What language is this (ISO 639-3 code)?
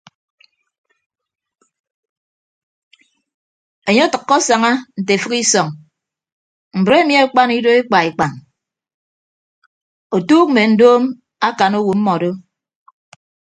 ibb